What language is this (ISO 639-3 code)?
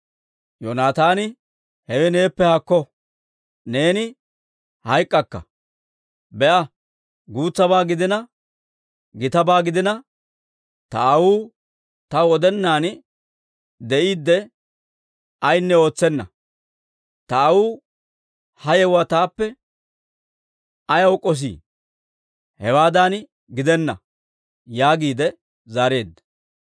dwr